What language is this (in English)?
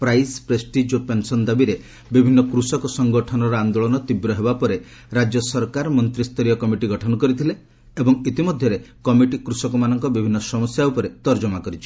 Odia